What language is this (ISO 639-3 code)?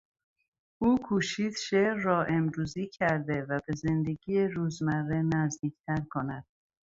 fas